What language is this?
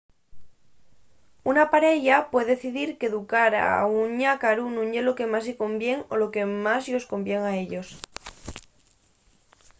Asturian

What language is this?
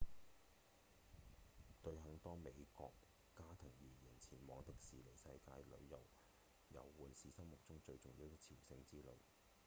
Cantonese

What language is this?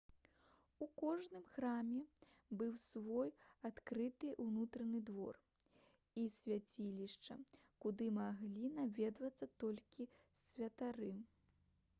Belarusian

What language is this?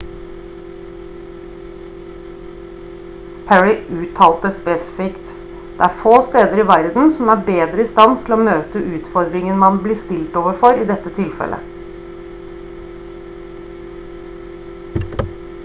Norwegian Bokmål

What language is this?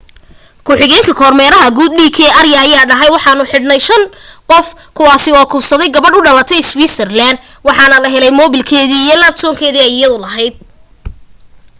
Somali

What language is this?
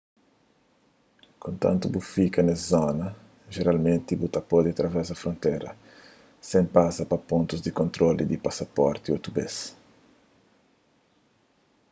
Kabuverdianu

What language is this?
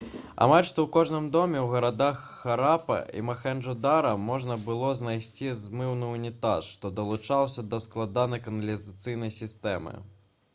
Belarusian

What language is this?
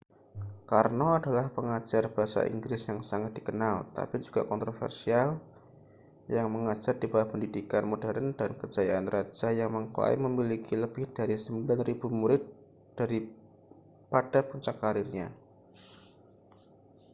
Indonesian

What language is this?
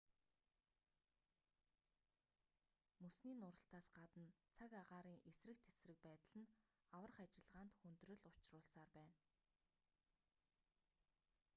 Mongolian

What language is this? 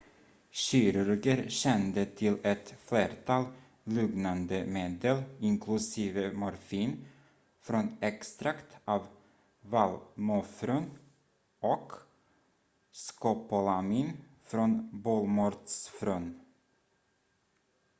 Swedish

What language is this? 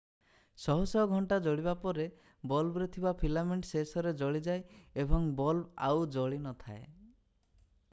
Odia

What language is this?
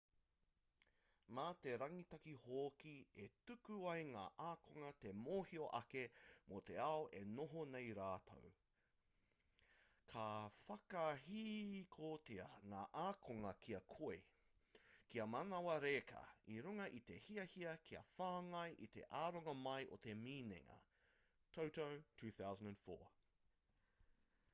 Māori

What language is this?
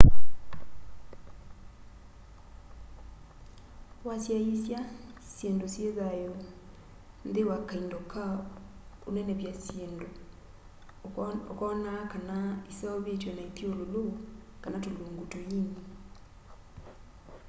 Kamba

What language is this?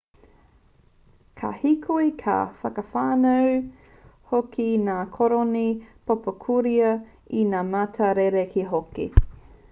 Māori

